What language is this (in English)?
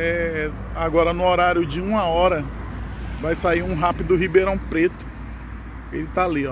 Portuguese